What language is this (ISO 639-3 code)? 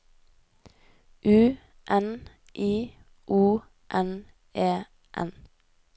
nor